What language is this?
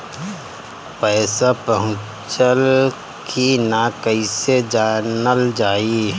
Bhojpuri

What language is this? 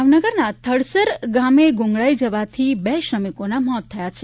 Gujarati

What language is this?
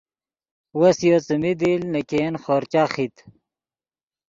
Yidgha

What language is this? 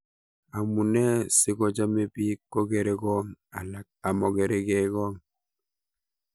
Kalenjin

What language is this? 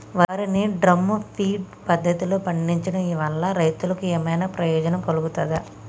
Telugu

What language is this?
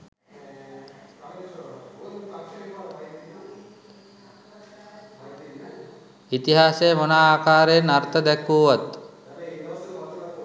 Sinhala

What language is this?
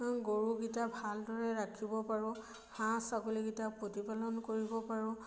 Assamese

